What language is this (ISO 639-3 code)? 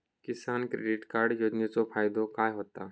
mar